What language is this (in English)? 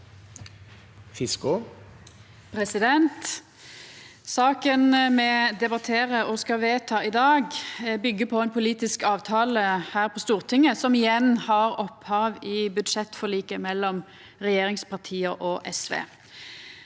Norwegian